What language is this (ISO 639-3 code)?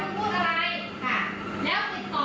tha